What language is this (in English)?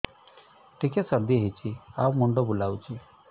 Odia